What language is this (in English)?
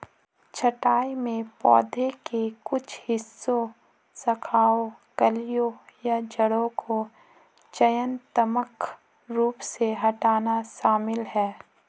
Hindi